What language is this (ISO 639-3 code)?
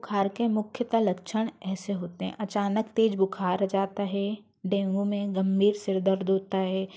hin